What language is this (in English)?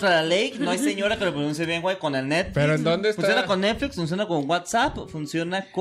Spanish